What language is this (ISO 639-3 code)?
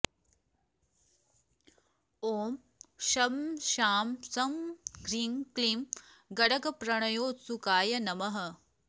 san